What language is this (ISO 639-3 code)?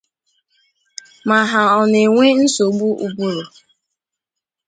ibo